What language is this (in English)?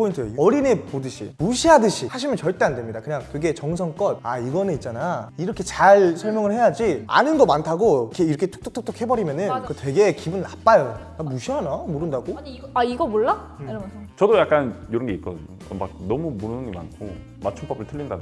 Korean